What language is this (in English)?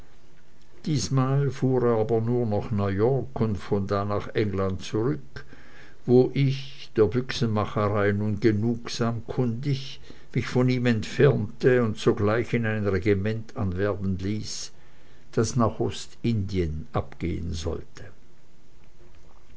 German